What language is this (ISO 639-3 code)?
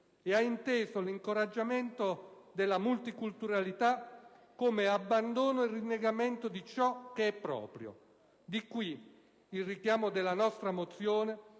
ita